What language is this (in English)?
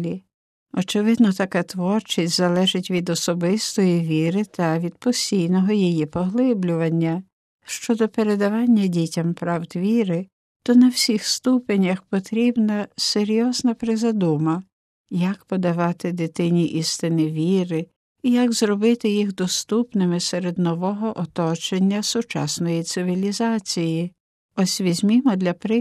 Ukrainian